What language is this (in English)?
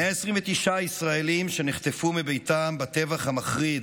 Hebrew